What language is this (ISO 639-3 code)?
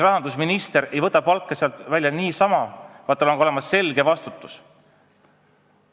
est